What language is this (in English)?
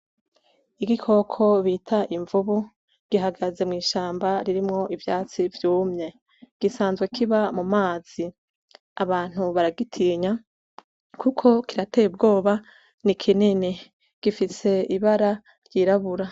Rundi